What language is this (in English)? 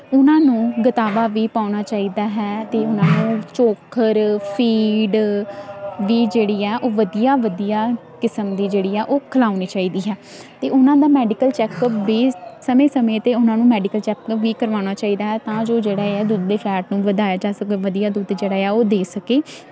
Punjabi